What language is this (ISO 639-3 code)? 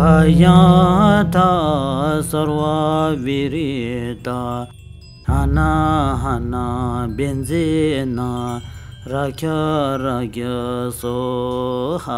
tur